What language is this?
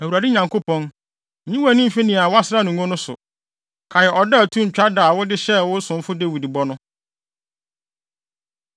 Akan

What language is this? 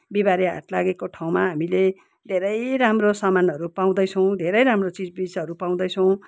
Nepali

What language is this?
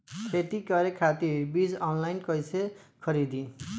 Bhojpuri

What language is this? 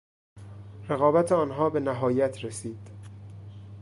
Persian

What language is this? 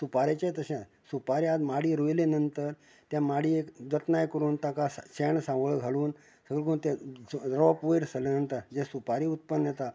Konkani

